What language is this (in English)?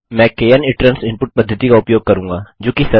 Hindi